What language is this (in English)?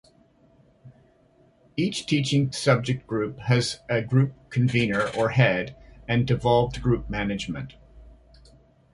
English